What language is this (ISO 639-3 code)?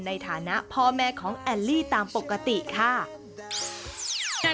tha